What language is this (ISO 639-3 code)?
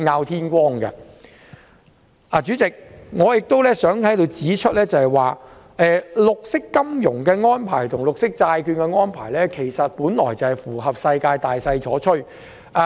yue